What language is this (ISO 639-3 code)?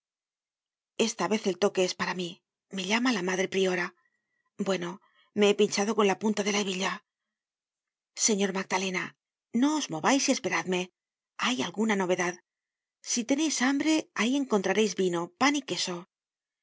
spa